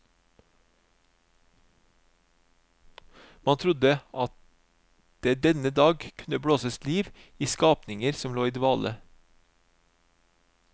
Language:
Norwegian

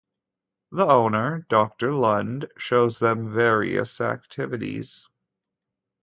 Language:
English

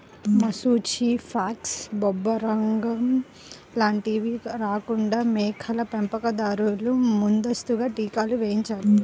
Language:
Telugu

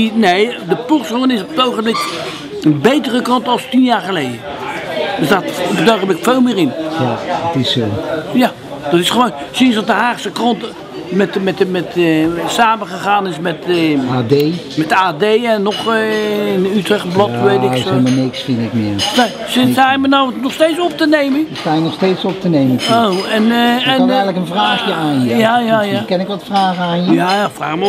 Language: Dutch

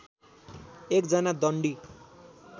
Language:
Nepali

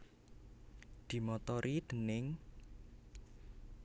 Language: Javanese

